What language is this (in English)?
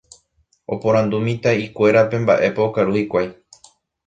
Guarani